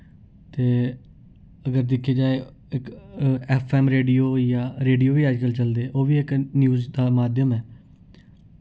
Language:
Dogri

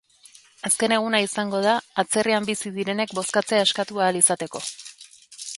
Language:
Basque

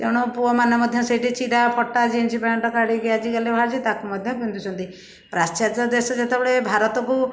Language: Odia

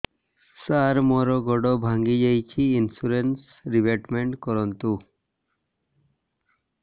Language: Odia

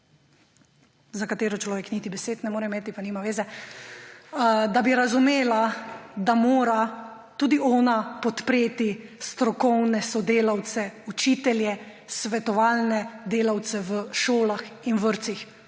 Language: Slovenian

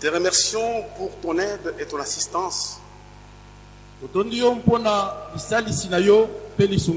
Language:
French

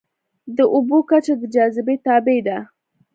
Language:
Pashto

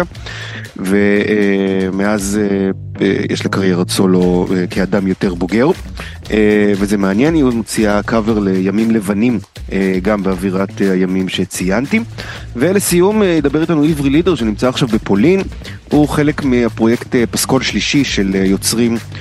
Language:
Hebrew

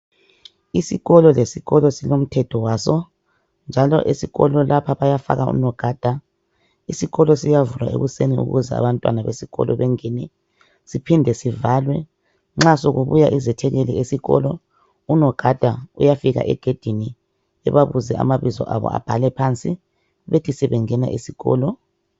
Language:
North Ndebele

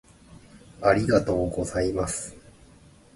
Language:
Japanese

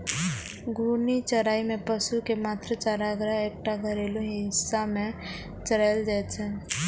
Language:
Maithili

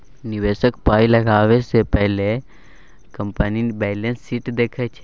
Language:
Maithili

